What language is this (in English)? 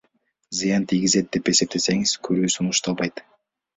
Kyrgyz